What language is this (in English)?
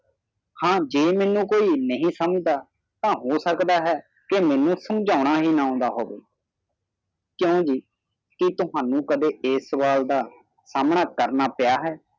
Punjabi